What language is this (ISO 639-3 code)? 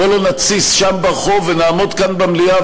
heb